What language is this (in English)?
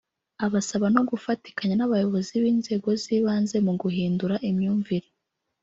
Kinyarwanda